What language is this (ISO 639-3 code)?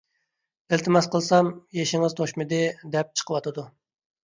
uig